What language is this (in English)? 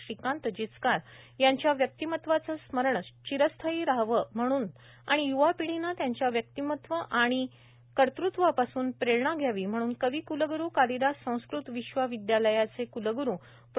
Marathi